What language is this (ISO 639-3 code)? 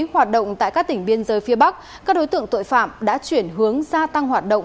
vie